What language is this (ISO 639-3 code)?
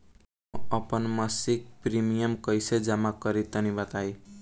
bho